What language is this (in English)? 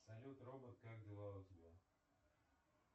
Russian